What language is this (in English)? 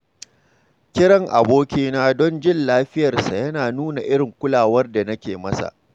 Hausa